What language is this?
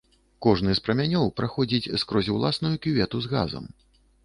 Belarusian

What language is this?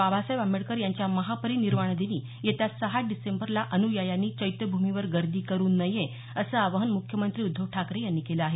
Marathi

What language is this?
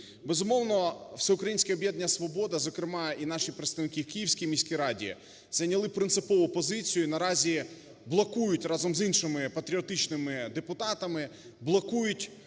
Ukrainian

